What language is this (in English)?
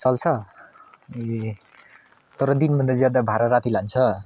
Nepali